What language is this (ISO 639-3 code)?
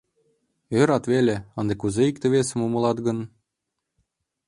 chm